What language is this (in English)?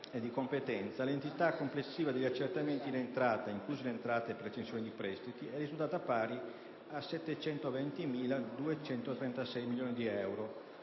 Italian